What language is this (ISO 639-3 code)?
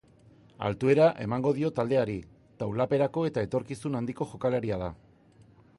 eus